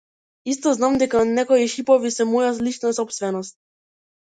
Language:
Macedonian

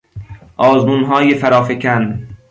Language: Persian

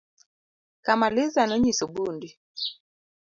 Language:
Luo (Kenya and Tanzania)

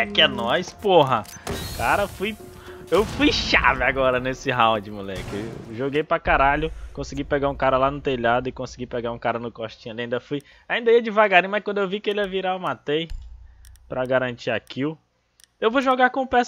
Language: Portuguese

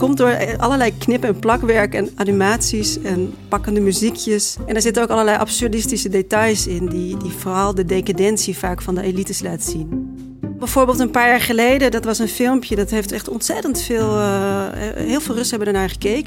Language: Dutch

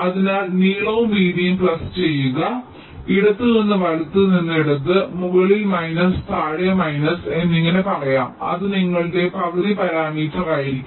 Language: Malayalam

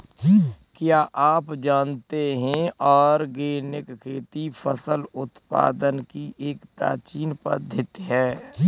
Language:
Hindi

